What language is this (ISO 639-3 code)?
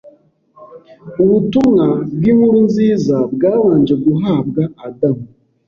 kin